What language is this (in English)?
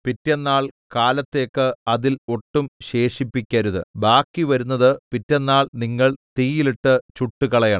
Malayalam